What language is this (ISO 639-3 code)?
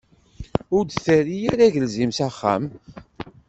kab